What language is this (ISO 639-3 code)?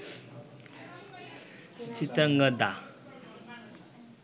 ben